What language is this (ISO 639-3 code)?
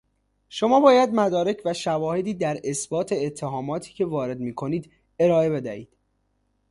fas